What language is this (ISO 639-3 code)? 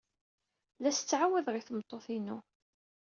kab